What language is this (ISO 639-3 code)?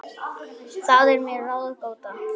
isl